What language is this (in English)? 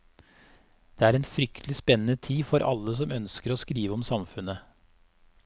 Norwegian